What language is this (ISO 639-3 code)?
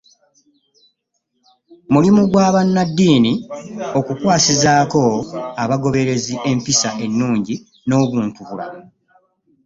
lug